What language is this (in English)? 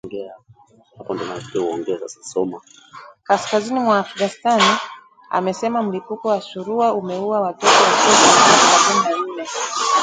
Swahili